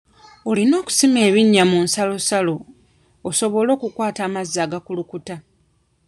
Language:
Ganda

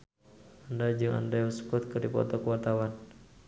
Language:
Sundanese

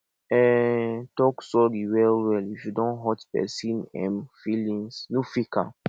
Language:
Nigerian Pidgin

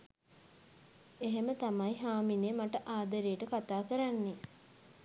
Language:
Sinhala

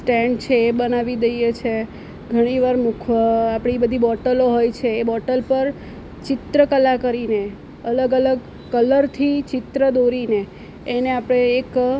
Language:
Gujarati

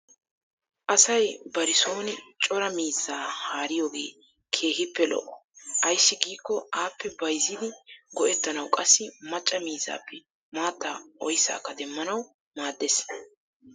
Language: Wolaytta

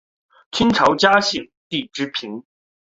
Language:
Chinese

